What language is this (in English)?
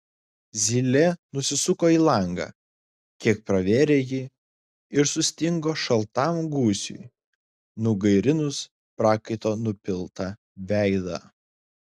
Lithuanian